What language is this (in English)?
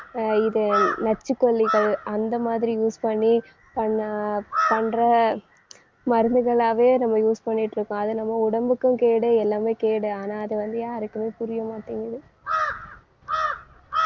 Tamil